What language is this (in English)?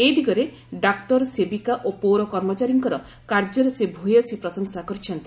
Odia